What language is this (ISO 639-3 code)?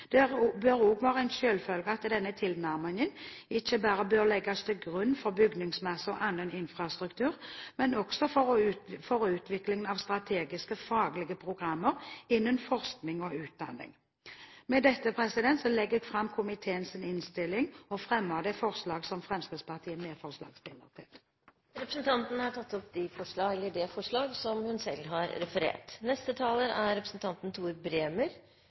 nor